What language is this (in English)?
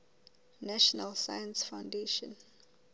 Southern Sotho